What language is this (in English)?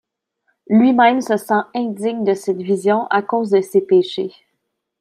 French